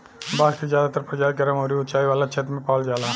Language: Bhojpuri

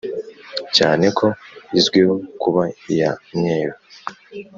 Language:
Kinyarwanda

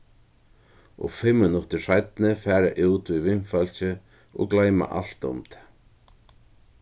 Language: Faroese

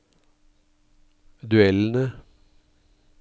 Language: Norwegian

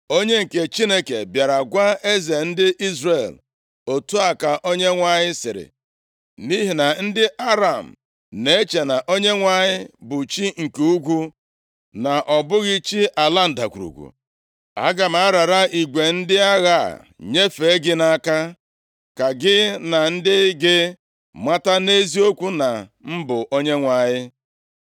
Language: Igbo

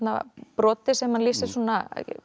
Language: Icelandic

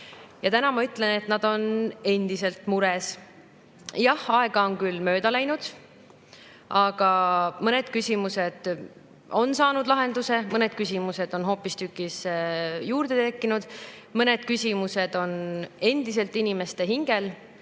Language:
Estonian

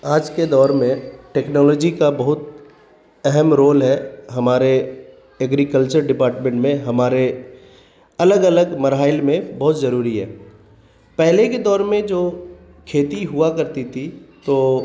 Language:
Urdu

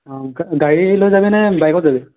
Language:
Assamese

